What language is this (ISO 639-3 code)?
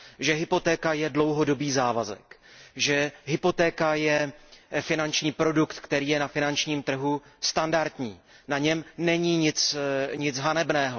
ces